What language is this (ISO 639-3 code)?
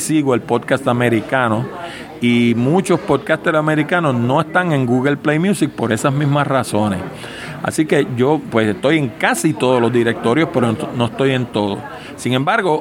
spa